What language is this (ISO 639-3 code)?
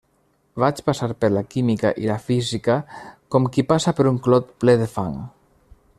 cat